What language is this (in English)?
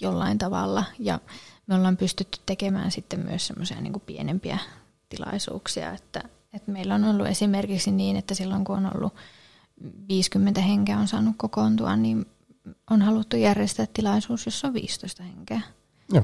Finnish